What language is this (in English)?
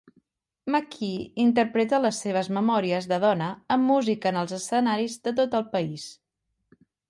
Catalan